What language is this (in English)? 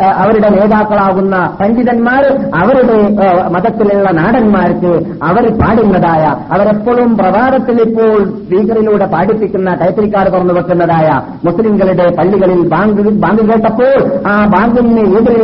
Malayalam